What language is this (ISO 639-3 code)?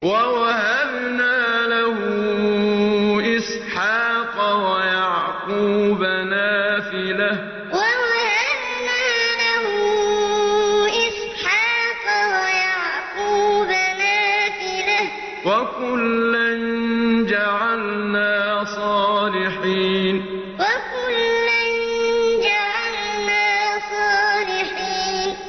ara